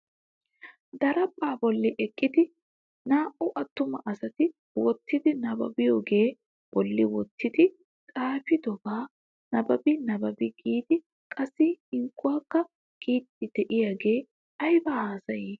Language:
Wolaytta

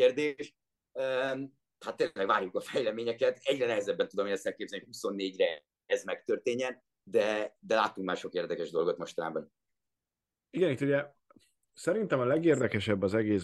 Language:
Hungarian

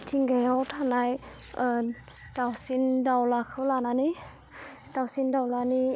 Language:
Bodo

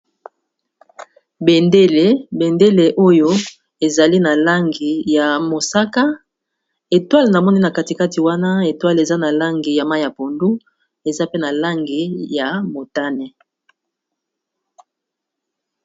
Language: Lingala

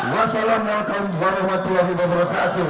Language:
Indonesian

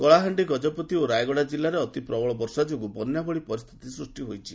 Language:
Odia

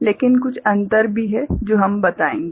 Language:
Hindi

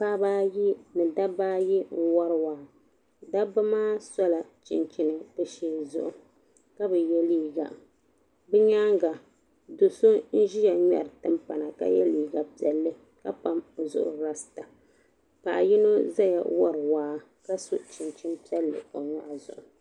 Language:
Dagbani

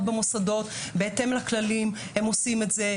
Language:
Hebrew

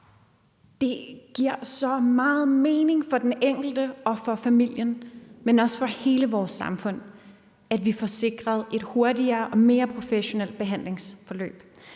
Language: Danish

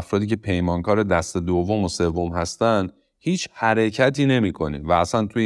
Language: Persian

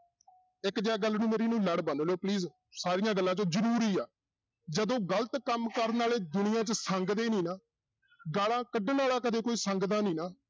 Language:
Punjabi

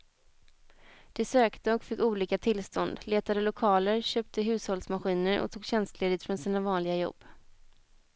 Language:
Swedish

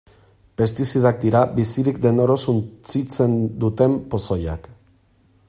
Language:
Basque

